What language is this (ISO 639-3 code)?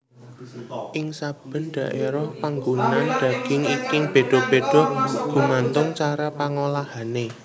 jav